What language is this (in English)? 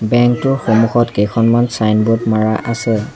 Assamese